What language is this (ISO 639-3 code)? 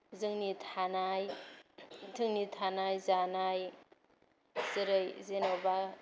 brx